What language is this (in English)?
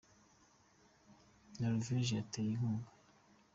Kinyarwanda